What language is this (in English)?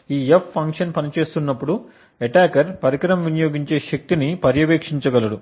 Telugu